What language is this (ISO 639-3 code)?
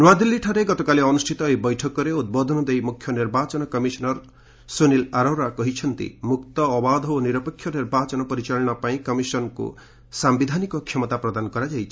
ori